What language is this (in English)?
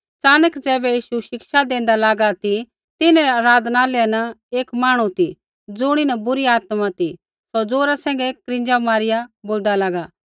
Kullu Pahari